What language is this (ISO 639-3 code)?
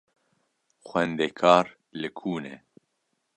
kur